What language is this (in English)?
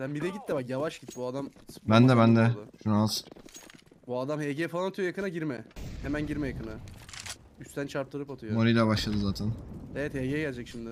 Turkish